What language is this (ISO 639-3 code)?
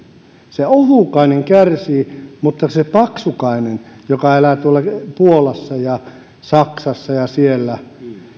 fin